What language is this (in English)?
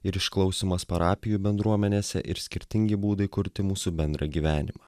Lithuanian